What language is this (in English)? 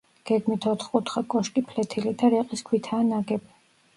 Georgian